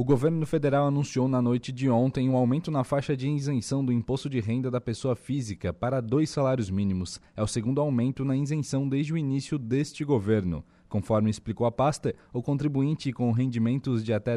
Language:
Portuguese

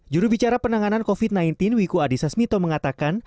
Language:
Indonesian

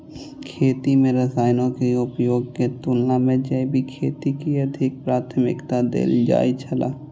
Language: Maithili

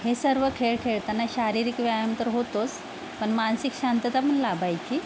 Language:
Marathi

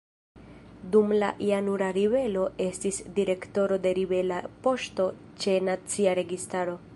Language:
Esperanto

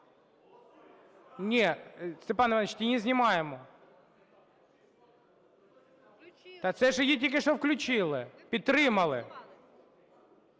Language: Ukrainian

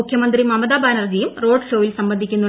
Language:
Malayalam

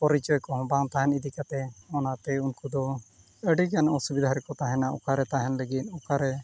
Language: Santali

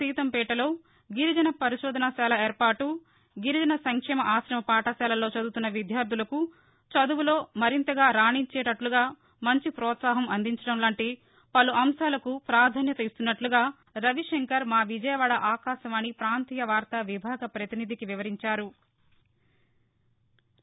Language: Telugu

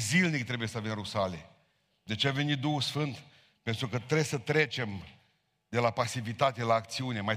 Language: Romanian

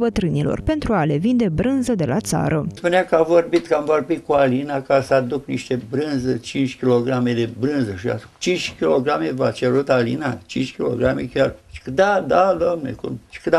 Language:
Romanian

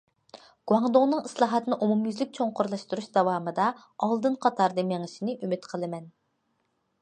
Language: Uyghur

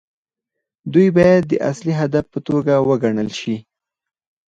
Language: Pashto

